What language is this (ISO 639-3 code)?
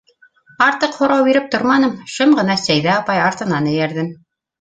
bak